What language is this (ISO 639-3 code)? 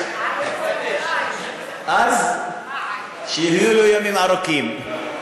heb